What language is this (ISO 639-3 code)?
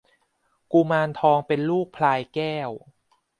tha